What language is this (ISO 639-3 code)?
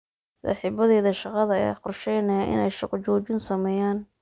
som